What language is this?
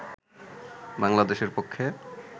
Bangla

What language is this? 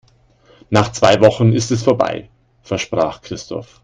German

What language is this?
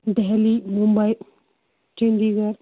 Kashmiri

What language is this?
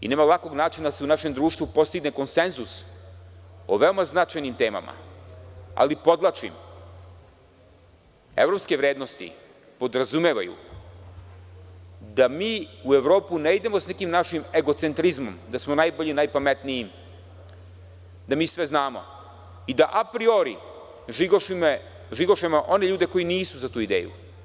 Serbian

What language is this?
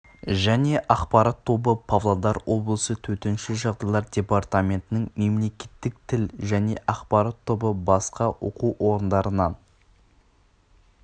Kazakh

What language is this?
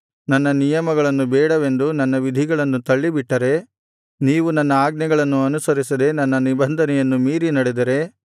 Kannada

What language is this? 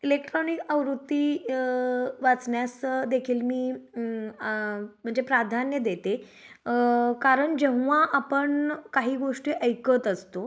Marathi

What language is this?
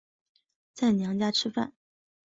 Chinese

